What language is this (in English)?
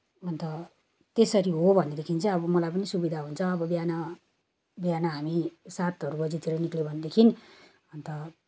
Nepali